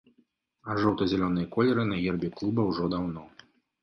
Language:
Belarusian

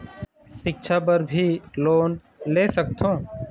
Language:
Chhattisgarhi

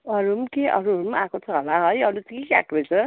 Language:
Nepali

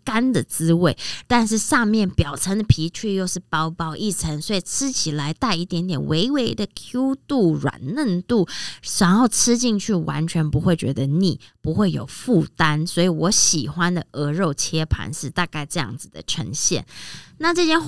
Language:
Chinese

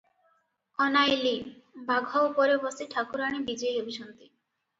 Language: Odia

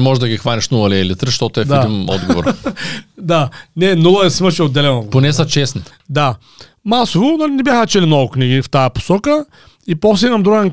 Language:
Bulgarian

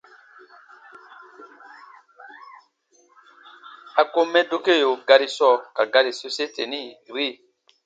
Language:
Baatonum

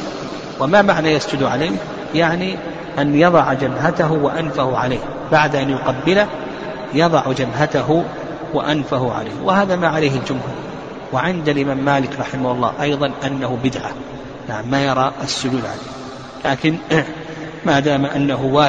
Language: Arabic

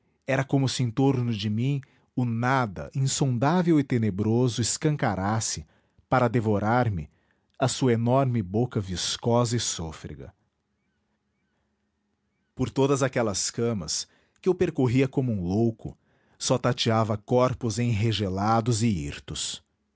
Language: Portuguese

